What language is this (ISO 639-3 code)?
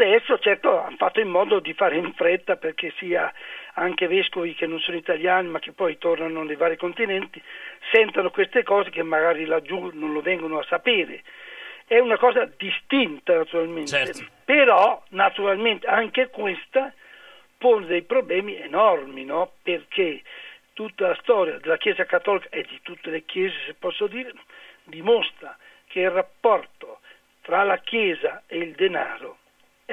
ita